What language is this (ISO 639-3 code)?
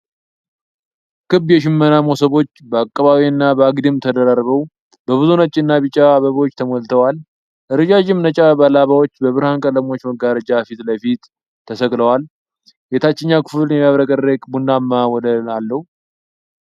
amh